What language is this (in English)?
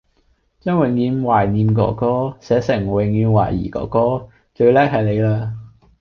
Cantonese